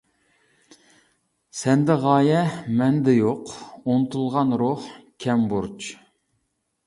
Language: Uyghur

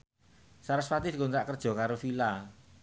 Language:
Javanese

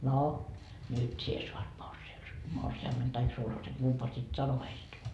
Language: Finnish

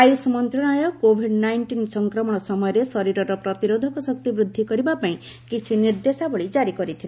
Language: Odia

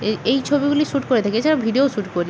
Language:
Bangla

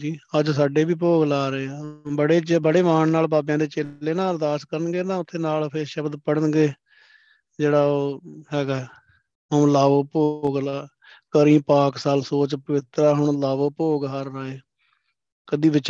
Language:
Punjabi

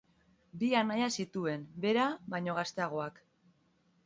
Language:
Basque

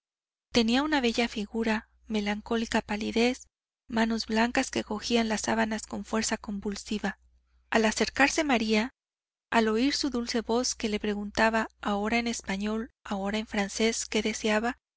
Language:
Spanish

